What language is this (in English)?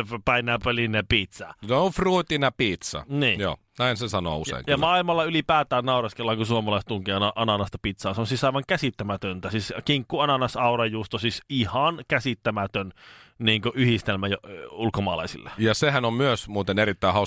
Finnish